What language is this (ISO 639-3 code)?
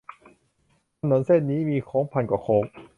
tha